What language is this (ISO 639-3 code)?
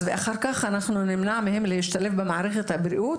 heb